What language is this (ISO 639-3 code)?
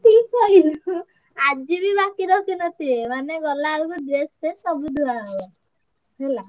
ori